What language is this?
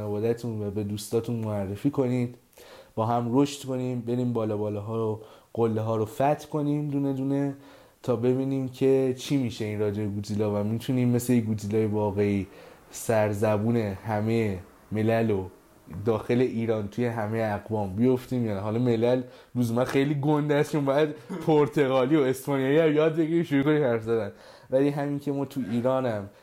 Persian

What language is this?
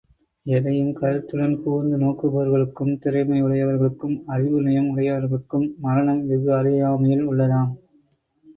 Tamil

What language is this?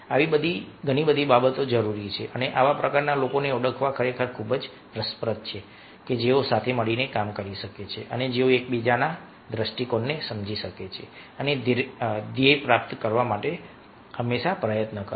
Gujarati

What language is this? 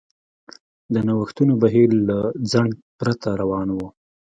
Pashto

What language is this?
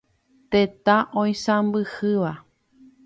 Guarani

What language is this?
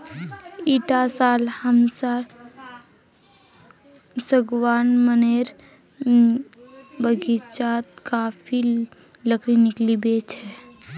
Magahi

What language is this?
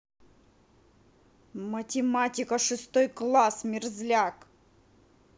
Russian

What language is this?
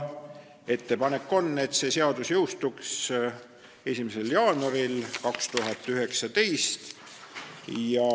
Estonian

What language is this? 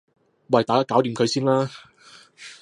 Cantonese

